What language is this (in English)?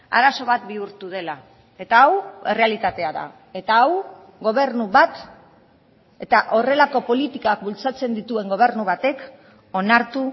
Basque